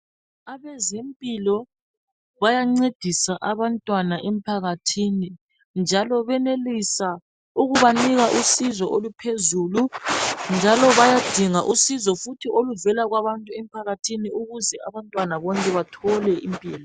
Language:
North Ndebele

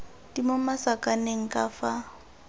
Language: Tswana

